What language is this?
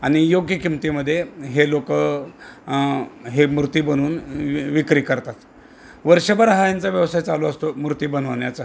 Marathi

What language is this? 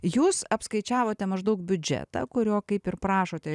Lithuanian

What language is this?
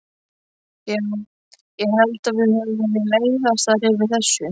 Icelandic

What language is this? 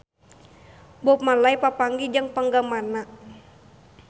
Sundanese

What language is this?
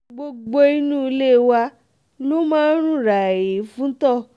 Yoruba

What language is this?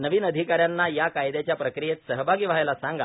Marathi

